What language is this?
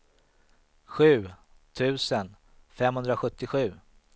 Swedish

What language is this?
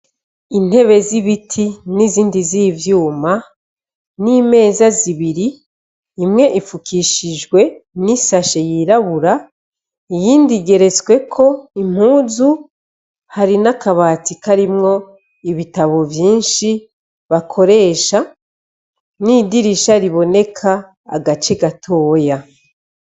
Rundi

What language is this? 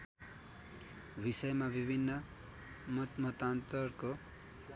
Nepali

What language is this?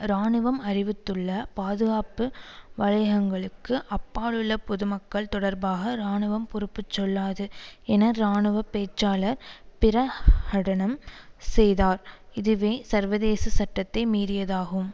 Tamil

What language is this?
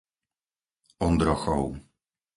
Slovak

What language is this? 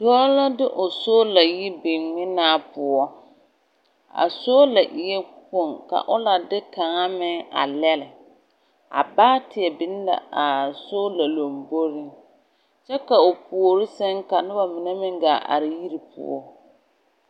Southern Dagaare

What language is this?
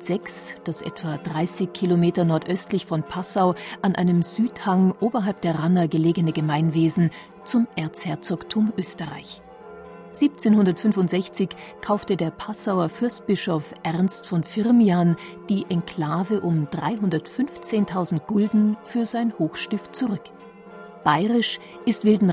German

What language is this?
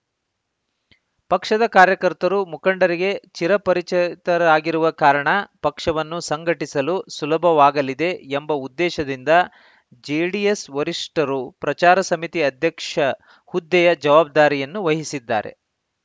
Kannada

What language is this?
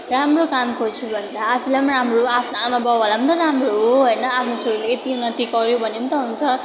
Nepali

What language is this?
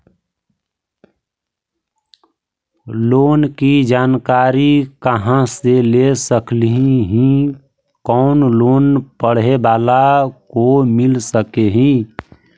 Magahi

